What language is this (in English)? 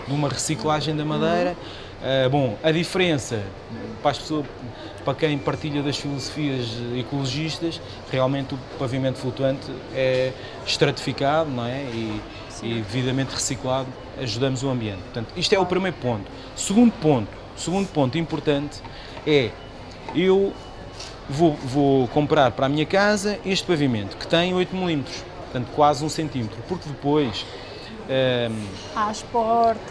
Portuguese